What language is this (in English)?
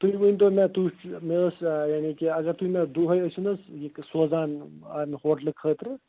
Kashmiri